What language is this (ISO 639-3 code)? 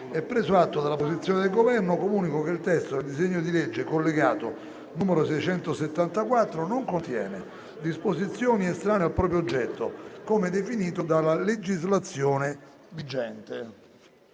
ita